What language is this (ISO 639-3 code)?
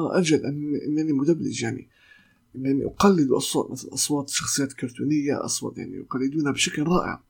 ara